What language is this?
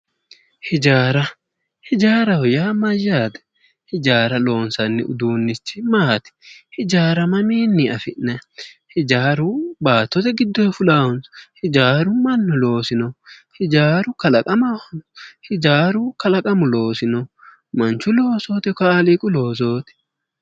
Sidamo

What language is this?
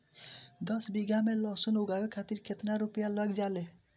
Bhojpuri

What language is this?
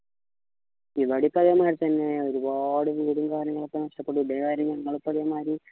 Malayalam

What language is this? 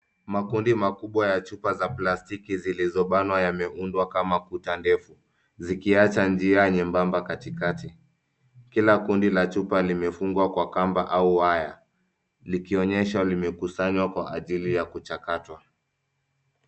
Swahili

